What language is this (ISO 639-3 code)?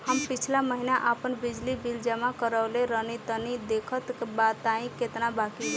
bho